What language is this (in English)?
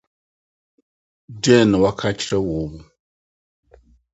Akan